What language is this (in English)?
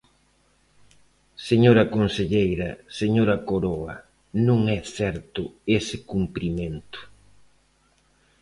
Galician